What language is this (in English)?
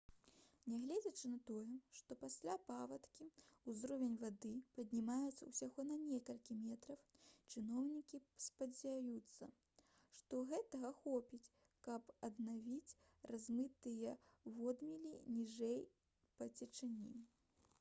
Belarusian